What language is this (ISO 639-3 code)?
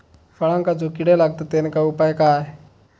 mar